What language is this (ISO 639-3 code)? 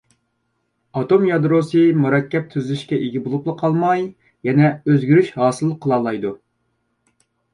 uig